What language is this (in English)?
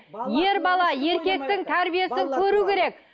Kazakh